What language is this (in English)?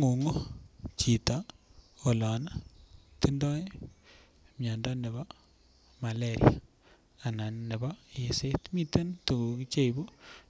Kalenjin